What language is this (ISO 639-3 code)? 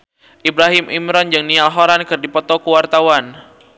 sun